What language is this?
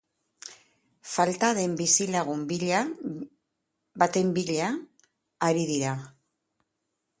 Basque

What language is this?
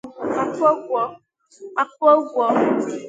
Igbo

